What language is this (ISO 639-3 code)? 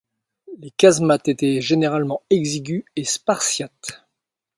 fra